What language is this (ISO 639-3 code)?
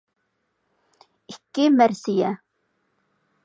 uig